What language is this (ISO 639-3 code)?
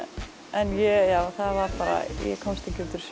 isl